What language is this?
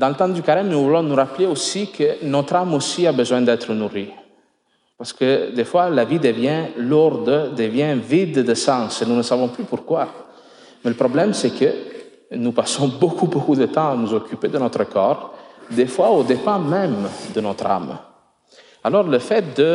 French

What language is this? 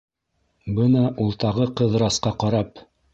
Bashkir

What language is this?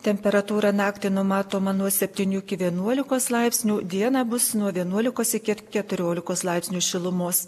Lithuanian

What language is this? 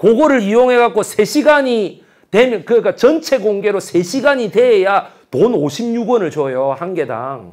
Korean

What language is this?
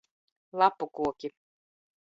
Latvian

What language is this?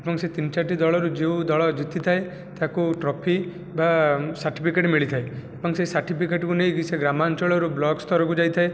Odia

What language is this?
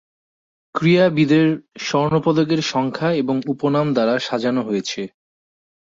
Bangla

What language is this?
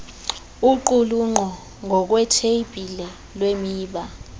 Xhosa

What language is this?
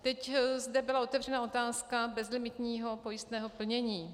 Czech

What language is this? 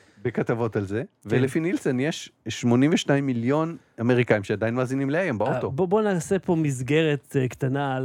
Hebrew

